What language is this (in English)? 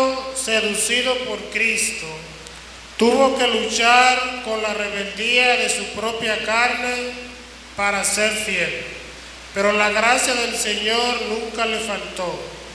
Spanish